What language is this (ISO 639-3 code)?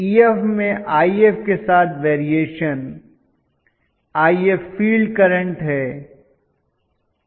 hin